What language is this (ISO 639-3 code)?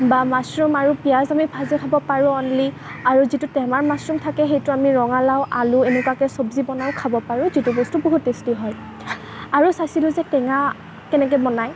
asm